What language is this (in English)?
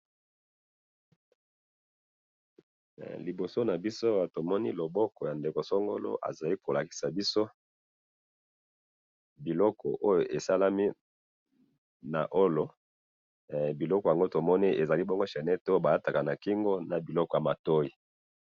Lingala